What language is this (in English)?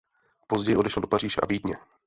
Czech